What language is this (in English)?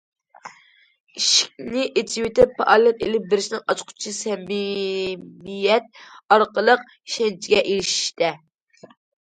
Uyghur